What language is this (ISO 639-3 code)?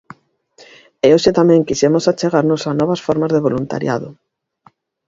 glg